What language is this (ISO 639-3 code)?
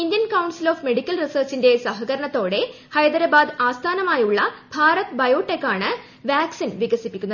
mal